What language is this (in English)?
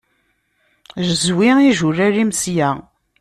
Kabyle